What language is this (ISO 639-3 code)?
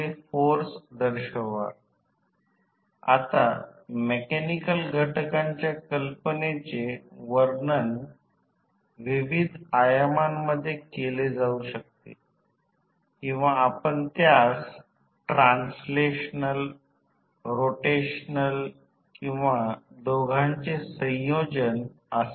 mar